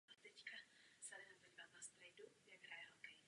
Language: Czech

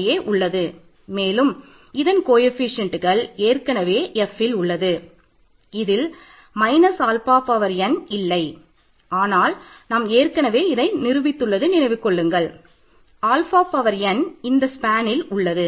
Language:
Tamil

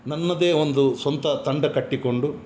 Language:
Kannada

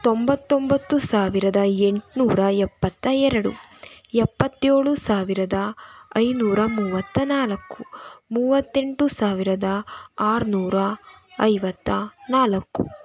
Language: Kannada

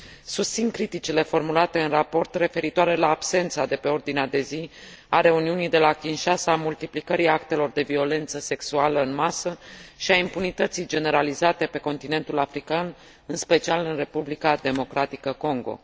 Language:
Romanian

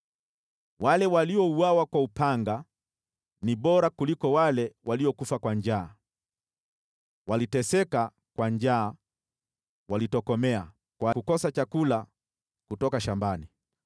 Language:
Swahili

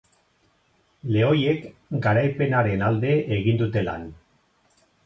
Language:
Basque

